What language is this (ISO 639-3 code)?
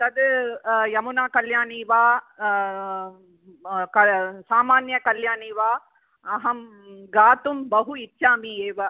san